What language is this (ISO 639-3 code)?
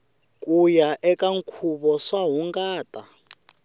tso